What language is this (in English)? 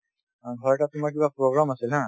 Assamese